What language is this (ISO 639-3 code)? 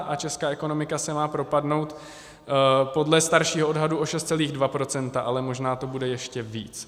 ces